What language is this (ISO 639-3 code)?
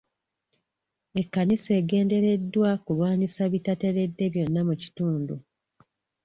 lug